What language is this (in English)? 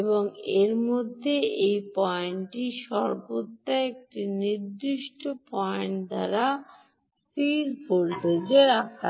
Bangla